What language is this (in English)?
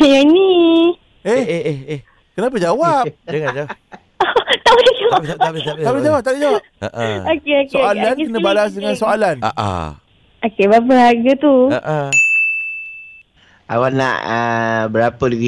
Malay